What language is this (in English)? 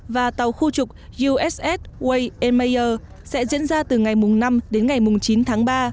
Vietnamese